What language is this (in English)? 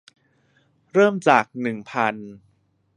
Thai